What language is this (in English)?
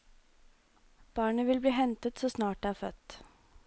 Norwegian